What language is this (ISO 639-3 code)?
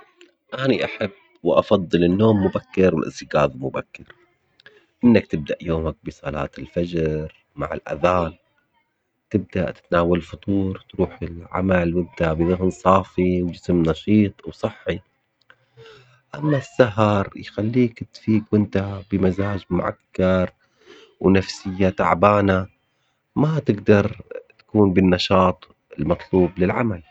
acx